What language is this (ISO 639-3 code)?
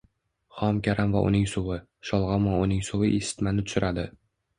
uzb